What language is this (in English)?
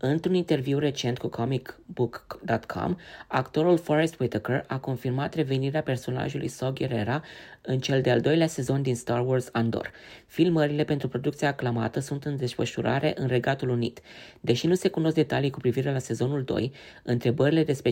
Romanian